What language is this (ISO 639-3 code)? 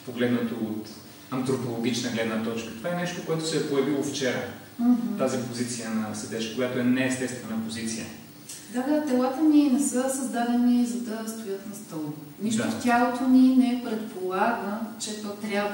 bul